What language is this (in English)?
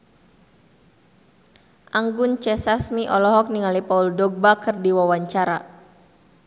Sundanese